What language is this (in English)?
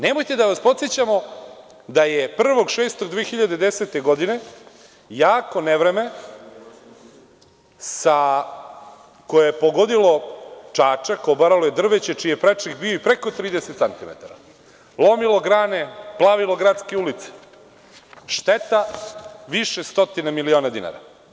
Serbian